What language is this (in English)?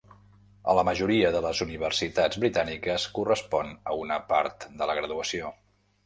Catalan